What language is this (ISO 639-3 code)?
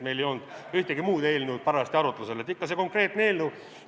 est